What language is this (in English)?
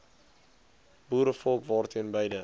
Afrikaans